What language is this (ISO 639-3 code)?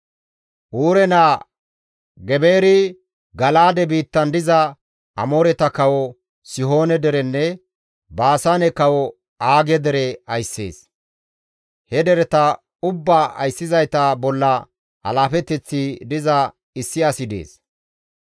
gmv